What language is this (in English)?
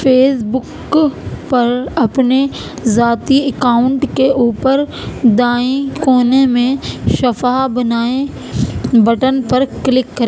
Urdu